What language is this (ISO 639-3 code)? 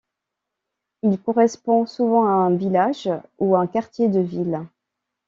fra